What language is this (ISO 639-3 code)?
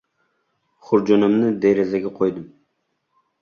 uzb